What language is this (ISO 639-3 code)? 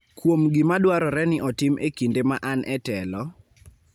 luo